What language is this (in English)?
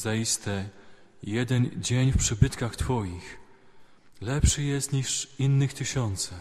Polish